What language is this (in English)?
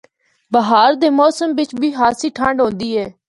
Northern Hindko